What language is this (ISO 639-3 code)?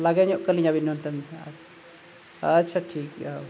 sat